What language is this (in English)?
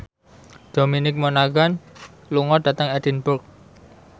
Javanese